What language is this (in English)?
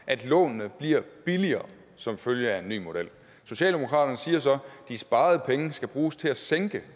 Danish